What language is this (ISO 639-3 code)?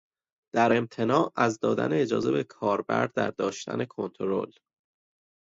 fas